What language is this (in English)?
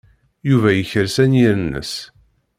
Kabyle